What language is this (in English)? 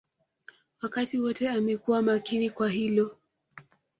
Swahili